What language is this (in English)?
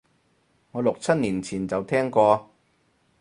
Cantonese